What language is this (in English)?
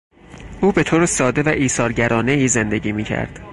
Persian